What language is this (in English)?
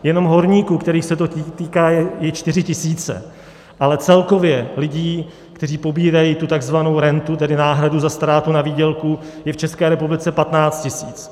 Czech